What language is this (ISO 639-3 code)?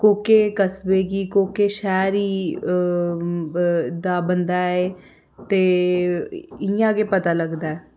doi